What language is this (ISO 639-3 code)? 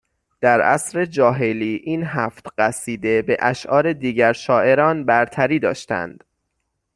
fas